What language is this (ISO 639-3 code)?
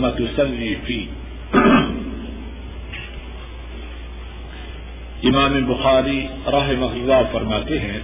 urd